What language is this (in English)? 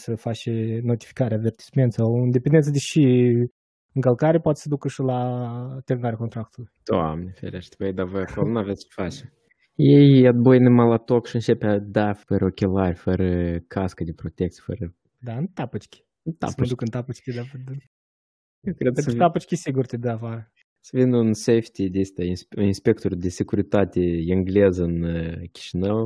Romanian